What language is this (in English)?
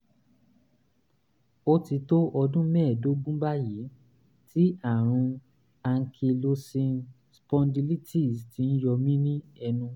Yoruba